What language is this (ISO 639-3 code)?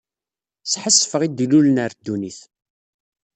kab